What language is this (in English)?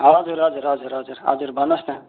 Nepali